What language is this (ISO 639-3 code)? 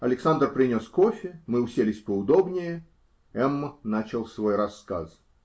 rus